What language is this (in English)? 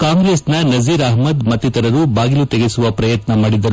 Kannada